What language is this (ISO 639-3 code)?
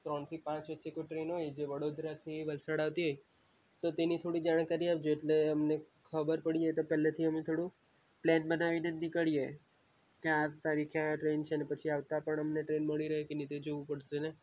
guj